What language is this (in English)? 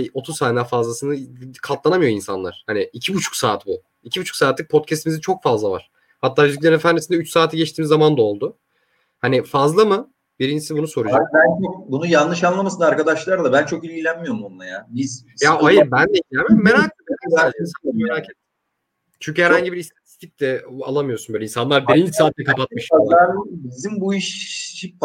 Turkish